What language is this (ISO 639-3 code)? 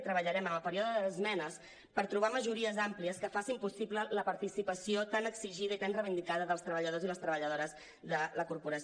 cat